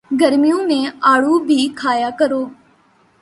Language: Urdu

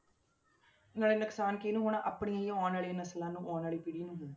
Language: Punjabi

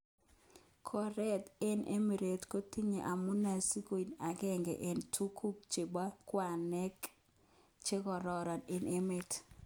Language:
Kalenjin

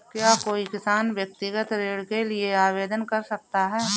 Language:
Hindi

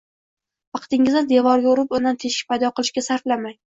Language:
Uzbek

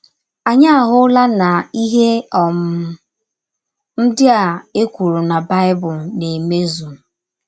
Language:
Igbo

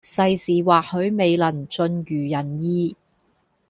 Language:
Cantonese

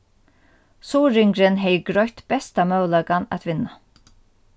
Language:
Faroese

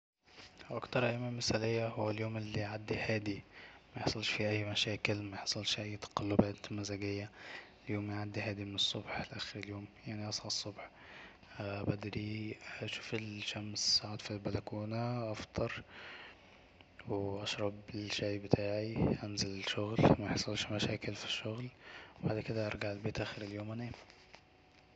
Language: Egyptian Arabic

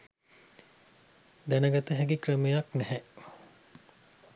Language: Sinhala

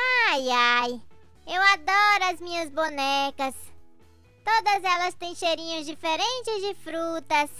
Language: Portuguese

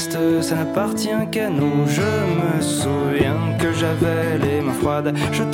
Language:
French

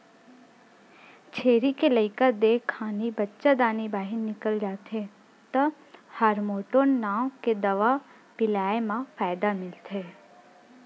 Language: Chhattisgarhi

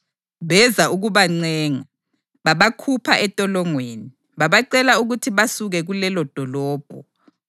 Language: North Ndebele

